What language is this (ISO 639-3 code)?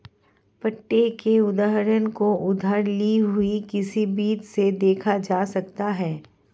hin